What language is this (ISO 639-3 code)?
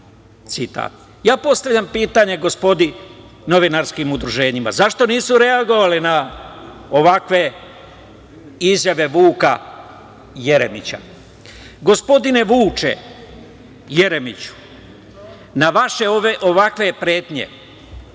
srp